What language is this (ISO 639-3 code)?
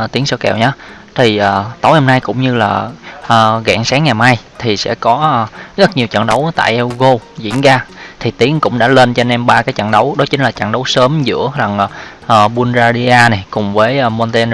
vie